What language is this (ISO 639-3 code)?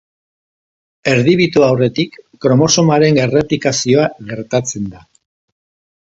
eus